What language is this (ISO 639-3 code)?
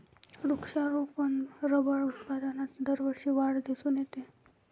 mar